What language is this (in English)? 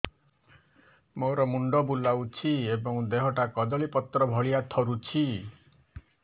Odia